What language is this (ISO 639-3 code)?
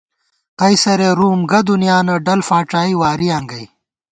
gwt